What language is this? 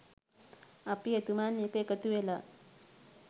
Sinhala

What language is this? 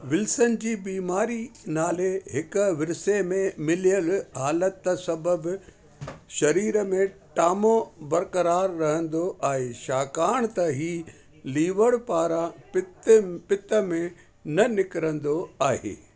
Sindhi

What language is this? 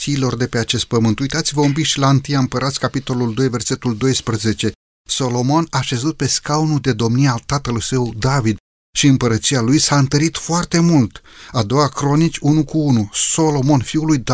Romanian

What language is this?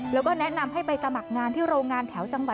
Thai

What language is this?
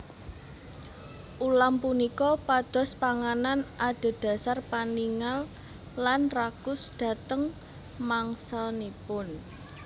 Javanese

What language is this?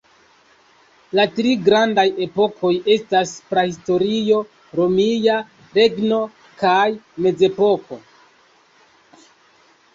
Esperanto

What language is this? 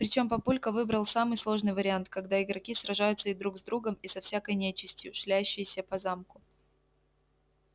Russian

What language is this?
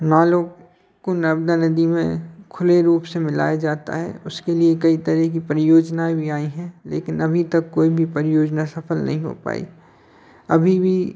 Hindi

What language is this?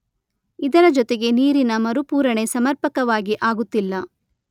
Kannada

